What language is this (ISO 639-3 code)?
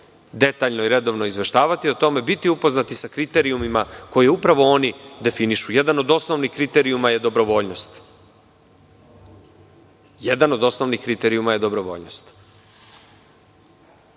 srp